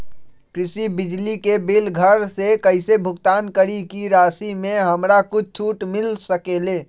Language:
Magahi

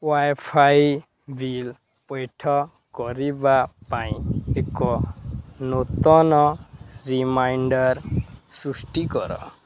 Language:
Odia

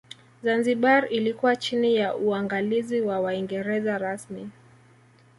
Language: Swahili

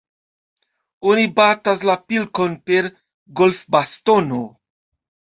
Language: Esperanto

